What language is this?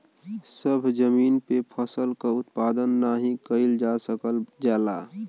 Bhojpuri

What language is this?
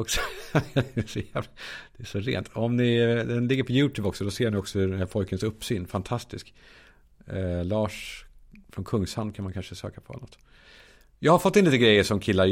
Swedish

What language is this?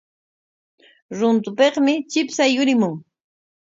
Corongo Ancash Quechua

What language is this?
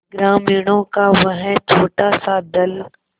Hindi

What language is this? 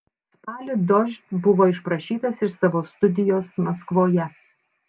Lithuanian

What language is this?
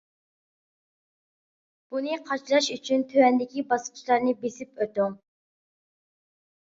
Uyghur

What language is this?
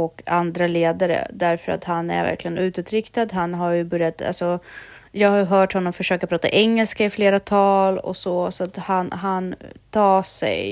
Swedish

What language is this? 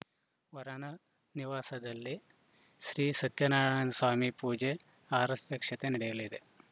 Kannada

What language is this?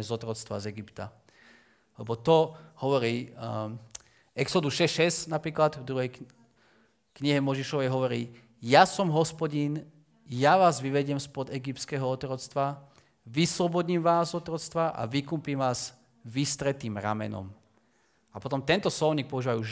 Slovak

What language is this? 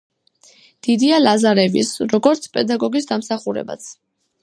Georgian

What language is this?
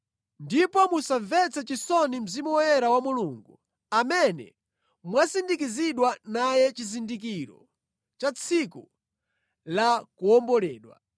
Nyanja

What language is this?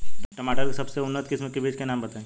Bhojpuri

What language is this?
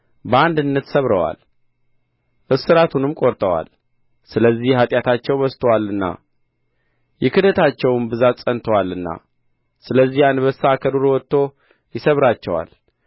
Amharic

